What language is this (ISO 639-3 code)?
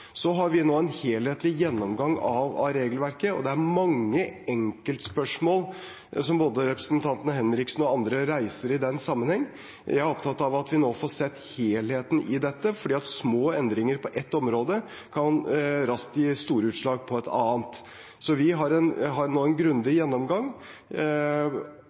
nob